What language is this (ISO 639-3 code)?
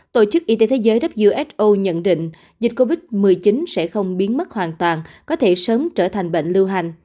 vie